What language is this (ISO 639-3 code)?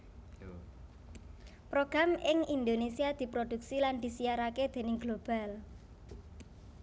jav